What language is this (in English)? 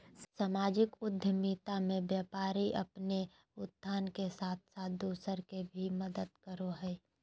Magahi